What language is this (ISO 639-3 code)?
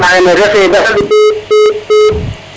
srr